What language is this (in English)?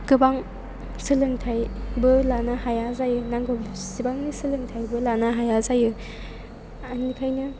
Bodo